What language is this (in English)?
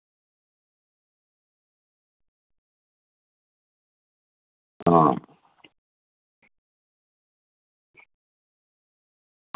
Dogri